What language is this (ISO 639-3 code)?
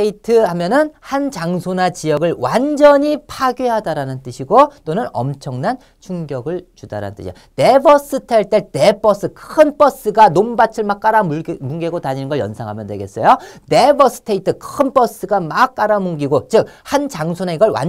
kor